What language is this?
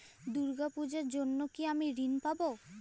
Bangla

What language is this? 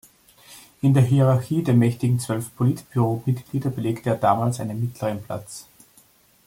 German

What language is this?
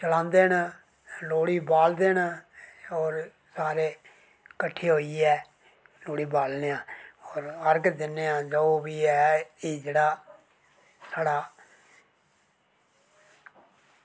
Dogri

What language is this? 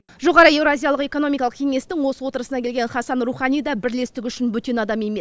Kazakh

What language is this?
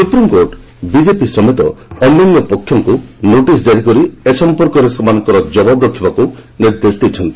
Odia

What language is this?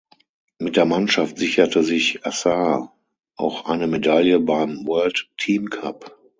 German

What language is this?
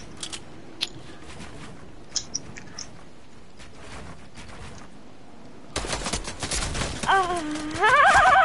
German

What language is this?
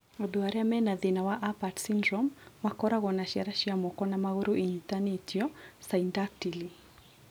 Kikuyu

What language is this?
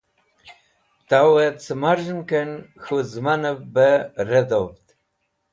Wakhi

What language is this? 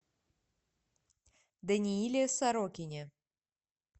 Russian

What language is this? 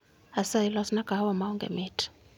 Luo (Kenya and Tanzania)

